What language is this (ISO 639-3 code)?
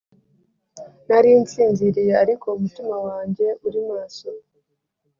kin